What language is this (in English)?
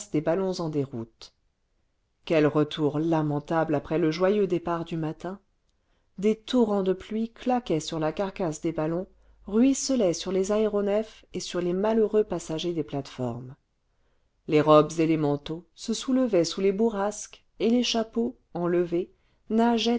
French